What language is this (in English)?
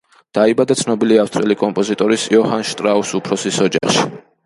Georgian